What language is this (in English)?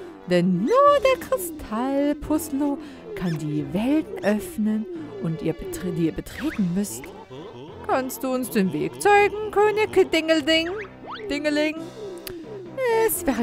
German